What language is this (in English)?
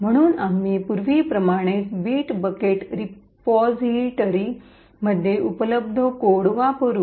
Marathi